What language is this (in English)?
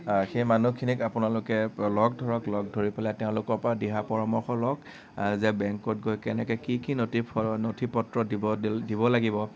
Assamese